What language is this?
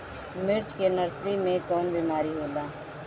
Bhojpuri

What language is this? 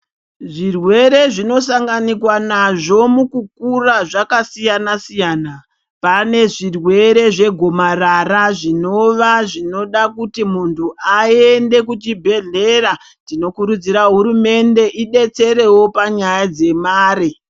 Ndau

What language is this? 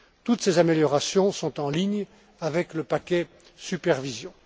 French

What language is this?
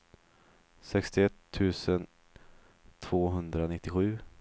Swedish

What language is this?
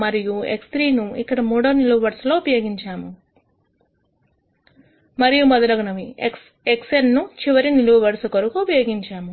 Telugu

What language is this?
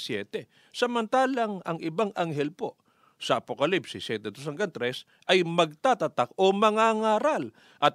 Filipino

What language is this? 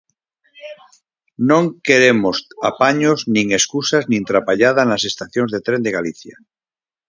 Galician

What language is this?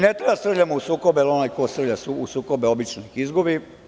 Serbian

